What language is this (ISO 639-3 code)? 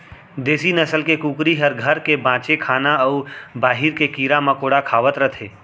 hne